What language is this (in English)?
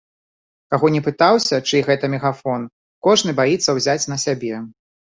Belarusian